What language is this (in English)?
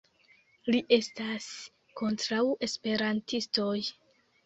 Esperanto